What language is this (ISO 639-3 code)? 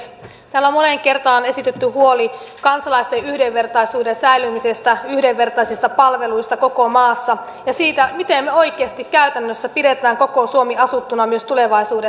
fin